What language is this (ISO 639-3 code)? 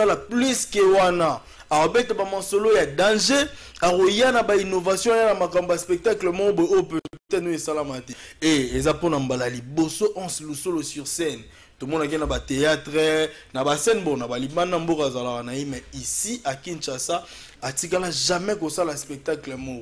fra